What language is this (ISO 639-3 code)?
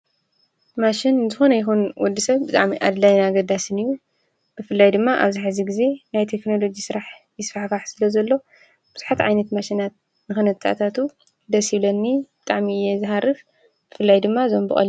tir